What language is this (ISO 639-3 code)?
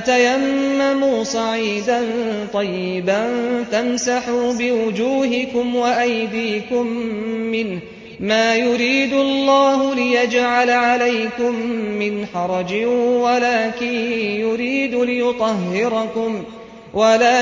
ara